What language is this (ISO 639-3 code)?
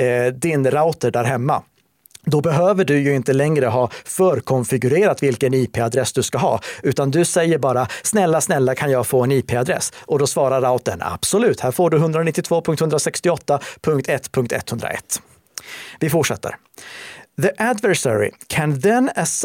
swe